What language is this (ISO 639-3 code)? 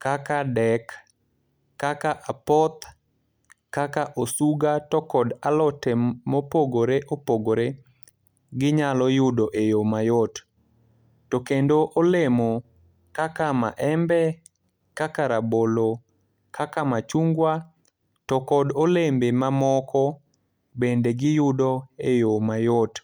luo